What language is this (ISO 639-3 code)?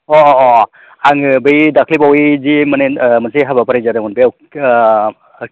brx